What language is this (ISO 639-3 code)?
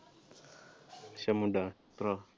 pan